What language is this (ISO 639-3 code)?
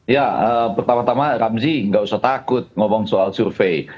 ind